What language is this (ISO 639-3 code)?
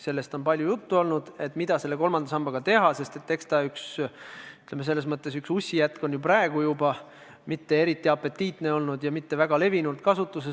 est